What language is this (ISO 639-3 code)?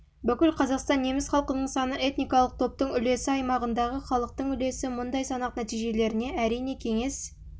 kaz